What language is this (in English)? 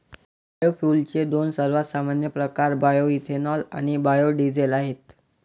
Marathi